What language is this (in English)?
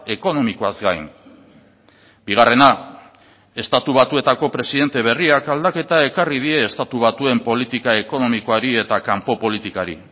Basque